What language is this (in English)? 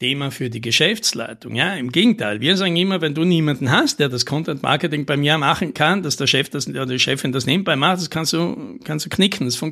German